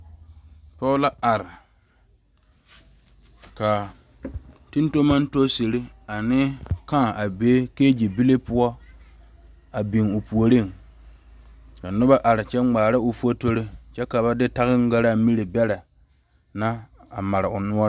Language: Southern Dagaare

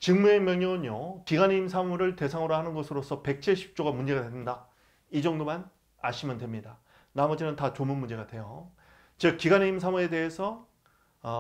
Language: Korean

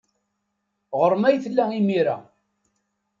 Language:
Kabyle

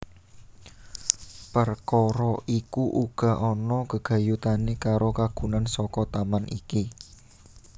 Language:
Javanese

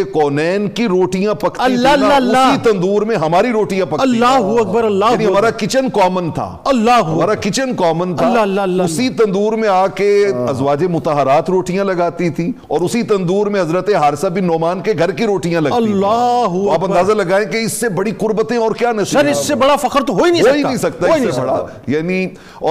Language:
Urdu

